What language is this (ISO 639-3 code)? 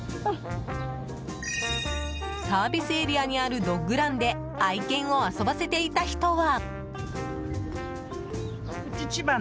jpn